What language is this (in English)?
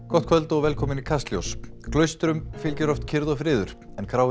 Icelandic